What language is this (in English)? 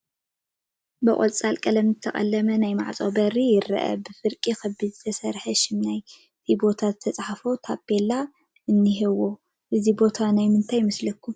Tigrinya